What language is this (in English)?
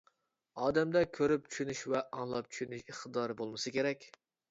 Uyghur